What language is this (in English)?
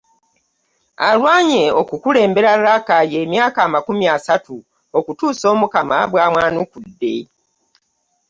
Ganda